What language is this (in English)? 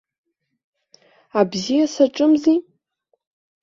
Abkhazian